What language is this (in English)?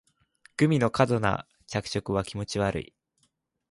Japanese